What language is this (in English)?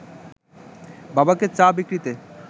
Bangla